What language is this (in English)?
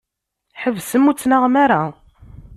Kabyle